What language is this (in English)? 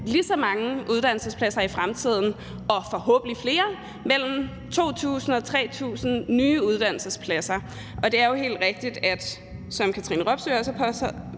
Danish